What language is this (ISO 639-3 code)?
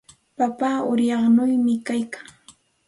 qxt